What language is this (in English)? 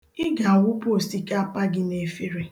Igbo